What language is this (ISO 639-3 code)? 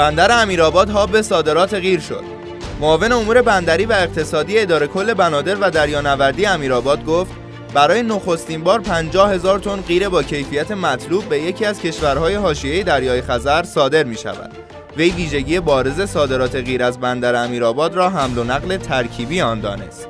fas